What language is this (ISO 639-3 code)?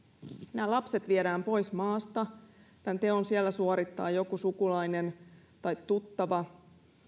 fin